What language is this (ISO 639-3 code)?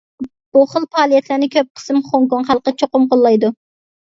uig